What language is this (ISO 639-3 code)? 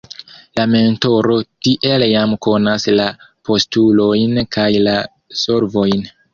epo